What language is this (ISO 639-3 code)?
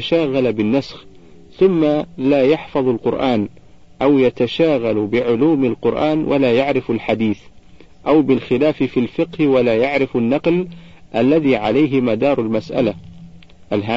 ara